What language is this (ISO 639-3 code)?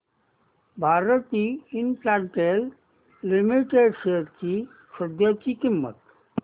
mar